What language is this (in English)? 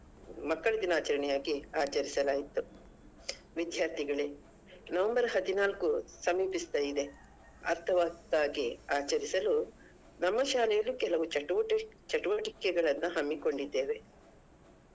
Kannada